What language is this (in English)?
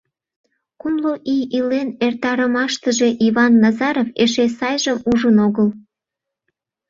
Mari